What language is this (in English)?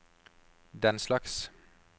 Norwegian